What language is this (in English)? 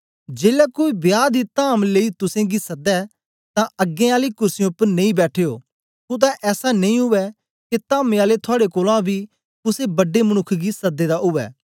Dogri